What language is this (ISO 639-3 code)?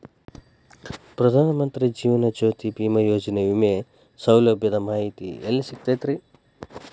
kan